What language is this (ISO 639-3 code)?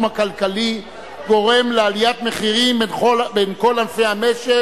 heb